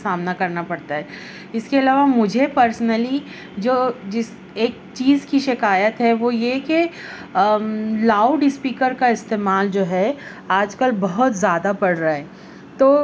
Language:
Urdu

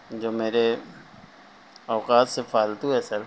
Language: Urdu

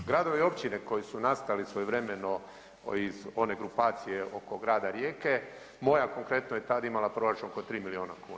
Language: Croatian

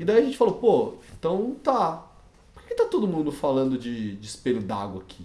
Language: Portuguese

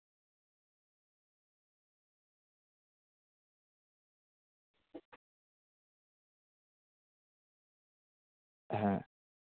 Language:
Santali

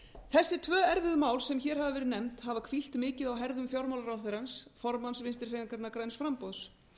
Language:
Icelandic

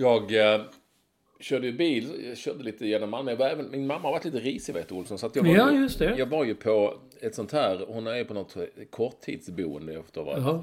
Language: Swedish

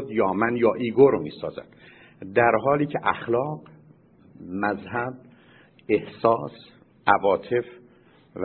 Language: Persian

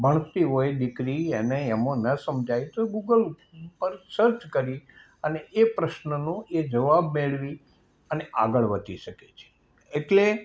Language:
Gujarati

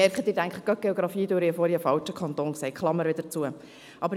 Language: Swiss German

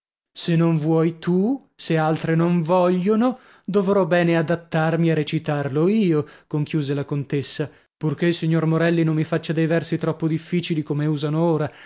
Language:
Italian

